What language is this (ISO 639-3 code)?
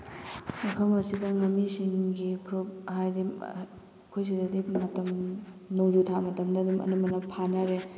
mni